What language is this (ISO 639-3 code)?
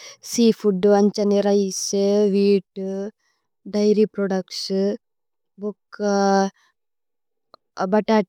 tcy